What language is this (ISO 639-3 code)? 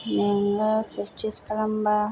brx